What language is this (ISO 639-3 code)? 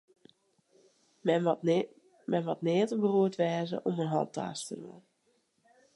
fry